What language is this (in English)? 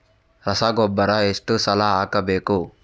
Kannada